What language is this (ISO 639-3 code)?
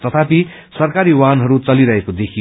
nep